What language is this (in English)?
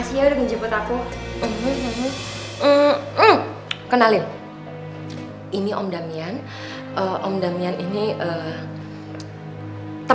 Indonesian